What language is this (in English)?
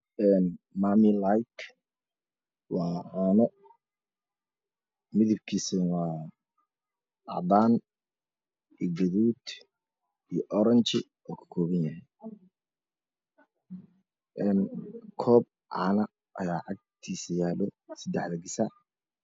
Somali